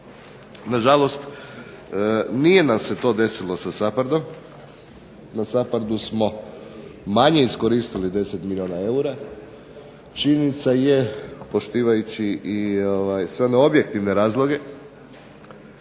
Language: Croatian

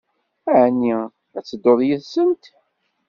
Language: Kabyle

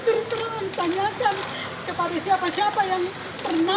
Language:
Indonesian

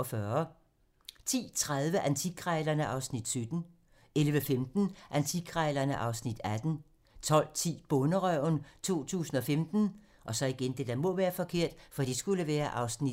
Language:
Danish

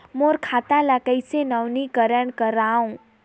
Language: Chhattisgarhi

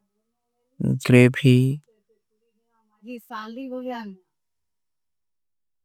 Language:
Kui (India)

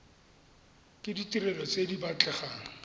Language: Tswana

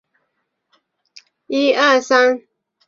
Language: Chinese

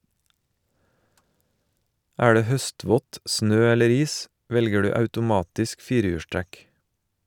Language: Norwegian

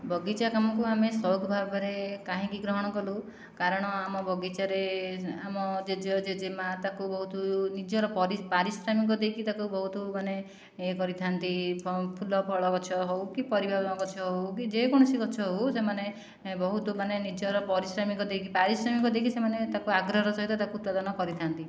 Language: Odia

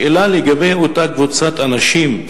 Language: Hebrew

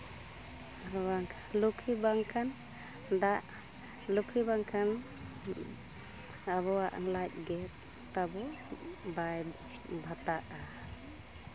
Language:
Santali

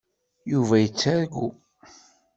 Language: Kabyle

